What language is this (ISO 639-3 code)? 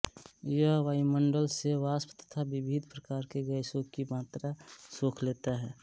hin